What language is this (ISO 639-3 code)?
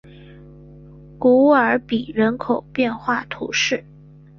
zho